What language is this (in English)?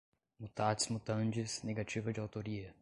Portuguese